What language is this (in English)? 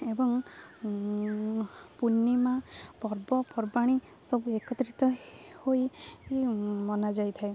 Odia